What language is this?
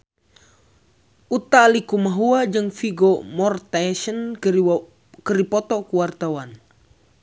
Sundanese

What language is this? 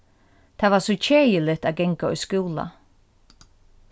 Faroese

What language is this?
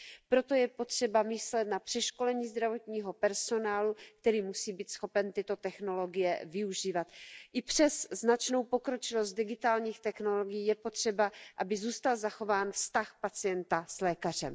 Czech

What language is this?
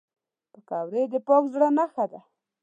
Pashto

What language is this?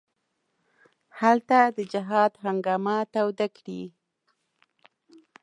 Pashto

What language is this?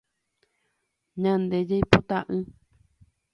Guarani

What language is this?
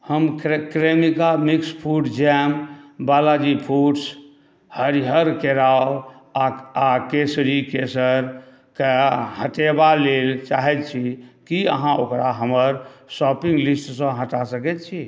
Maithili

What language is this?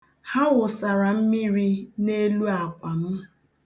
Igbo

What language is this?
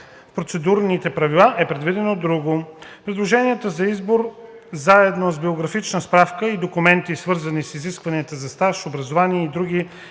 Bulgarian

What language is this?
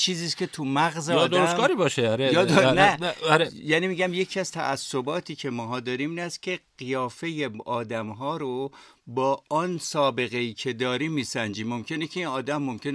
Persian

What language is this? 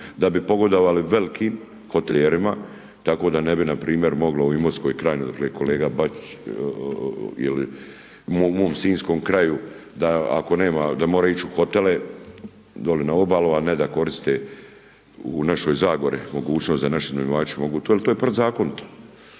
Croatian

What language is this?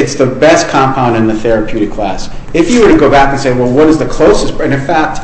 English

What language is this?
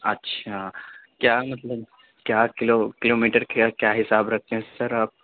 Urdu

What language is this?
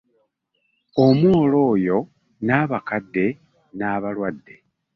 Ganda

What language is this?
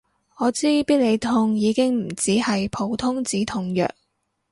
Cantonese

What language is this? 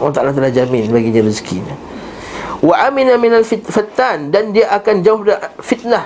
Malay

